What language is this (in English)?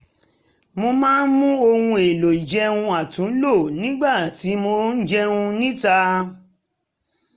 Yoruba